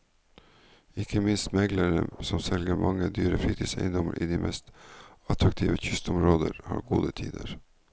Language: Norwegian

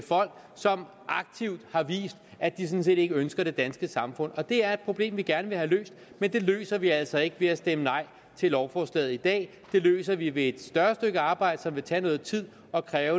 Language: Danish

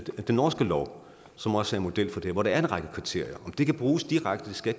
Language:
Danish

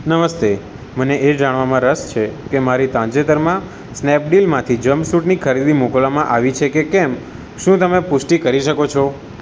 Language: Gujarati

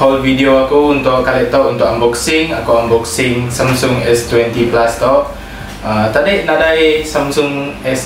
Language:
Malay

